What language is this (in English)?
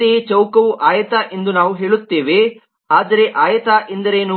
Kannada